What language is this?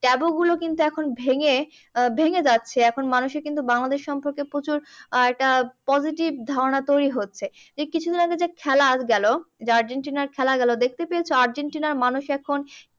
Bangla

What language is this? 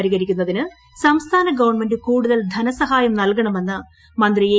Malayalam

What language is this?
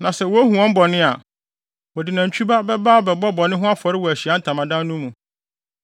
Akan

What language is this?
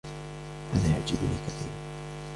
Arabic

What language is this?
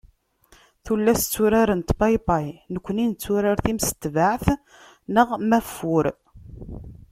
Kabyle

